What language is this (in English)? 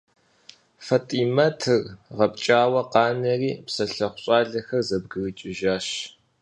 Kabardian